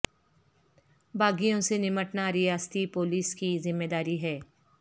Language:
Urdu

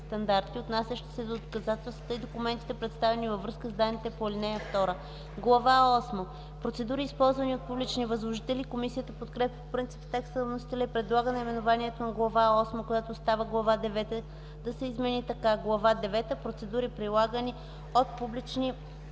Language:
Bulgarian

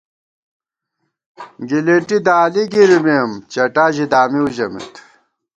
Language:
Gawar-Bati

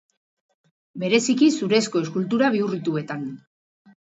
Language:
Basque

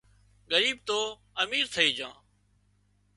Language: Wadiyara Koli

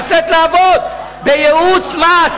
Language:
Hebrew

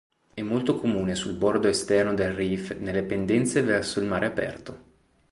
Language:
Italian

